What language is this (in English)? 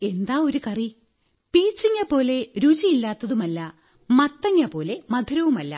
Malayalam